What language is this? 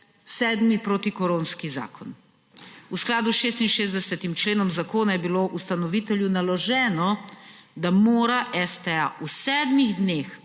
Slovenian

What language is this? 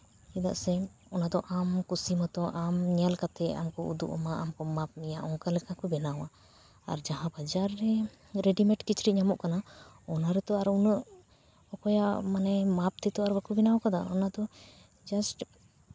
Santali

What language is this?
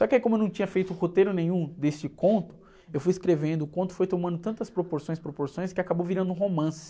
Portuguese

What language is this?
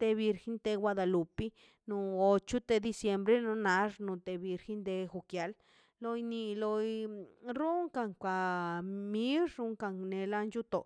Mazaltepec Zapotec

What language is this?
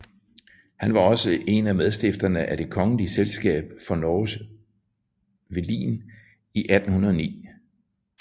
Danish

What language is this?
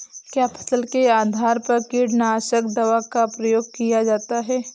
Hindi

